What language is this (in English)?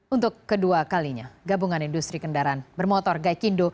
Indonesian